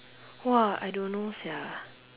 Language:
English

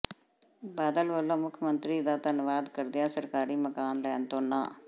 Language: Punjabi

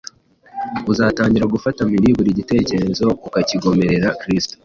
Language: Kinyarwanda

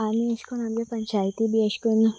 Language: Konkani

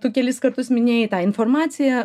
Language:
Lithuanian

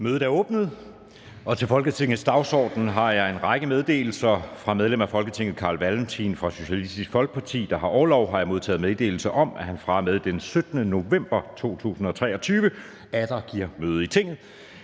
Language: Danish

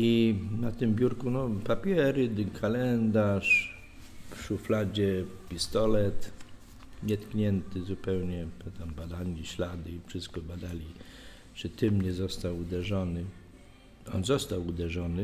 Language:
Polish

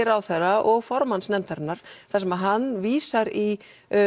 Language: Icelandic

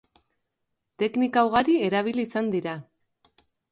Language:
Basque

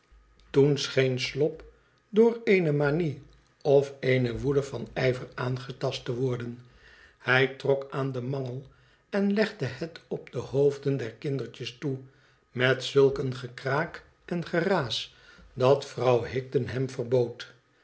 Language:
Dutch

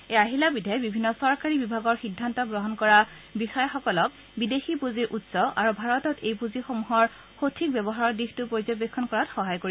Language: Assamese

